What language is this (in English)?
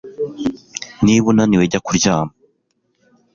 Kinyarwanda